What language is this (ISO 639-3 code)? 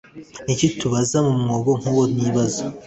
kin